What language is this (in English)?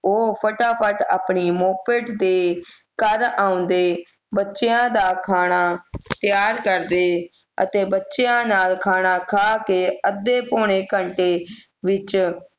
Punjabi